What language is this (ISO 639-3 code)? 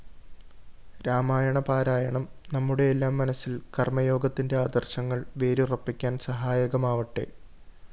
mal